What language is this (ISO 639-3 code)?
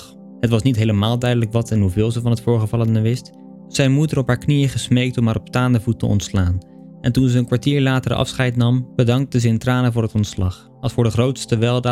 nld